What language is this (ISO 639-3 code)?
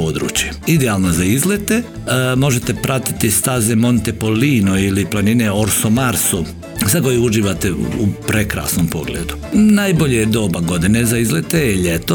hrv